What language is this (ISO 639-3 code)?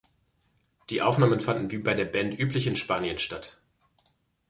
deu